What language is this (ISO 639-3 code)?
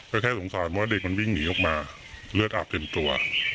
tha